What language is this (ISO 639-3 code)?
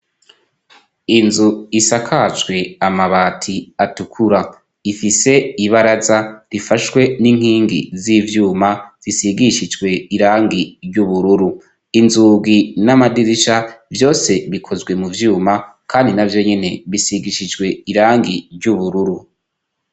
run